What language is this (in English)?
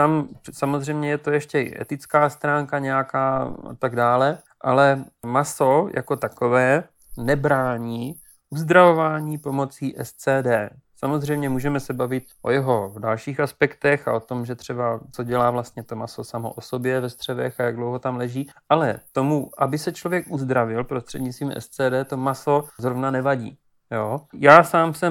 Czech